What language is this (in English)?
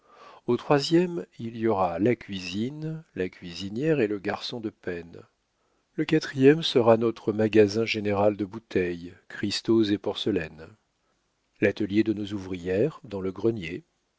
French